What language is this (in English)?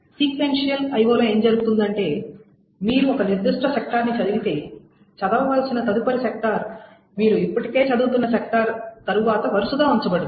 Telugu